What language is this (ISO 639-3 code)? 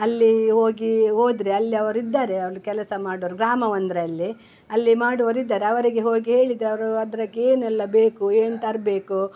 kan